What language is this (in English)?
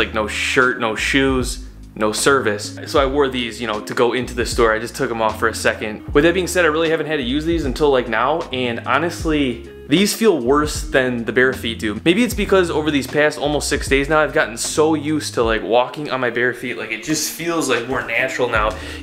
English